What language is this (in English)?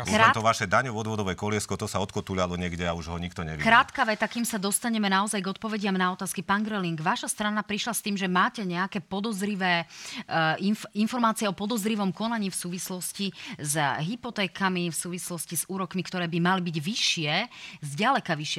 Slovak